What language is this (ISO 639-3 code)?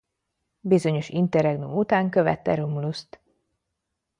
hun